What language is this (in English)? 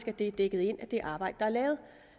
Danish